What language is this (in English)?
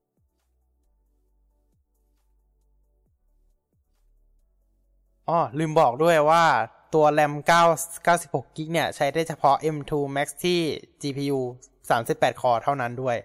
Thai